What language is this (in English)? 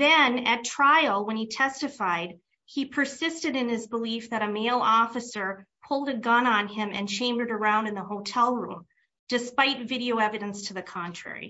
English